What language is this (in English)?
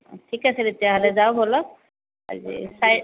Assamese